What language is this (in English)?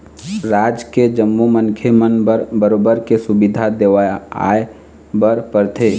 Chhattisgarhi